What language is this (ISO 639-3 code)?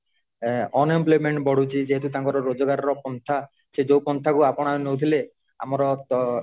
ori